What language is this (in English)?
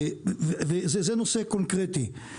Hebrew